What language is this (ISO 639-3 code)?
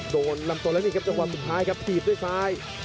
tha